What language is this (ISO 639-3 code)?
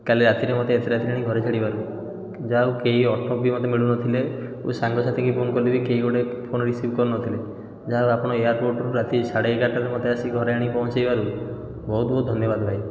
ori